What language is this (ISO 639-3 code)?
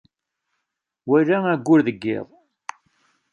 kab